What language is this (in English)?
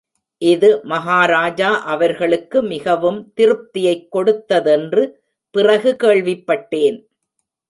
Tamil